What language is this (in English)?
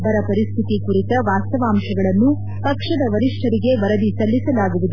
Kannada